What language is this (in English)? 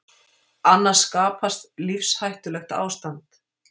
Icelandic